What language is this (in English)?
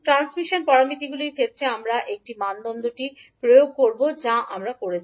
Bangla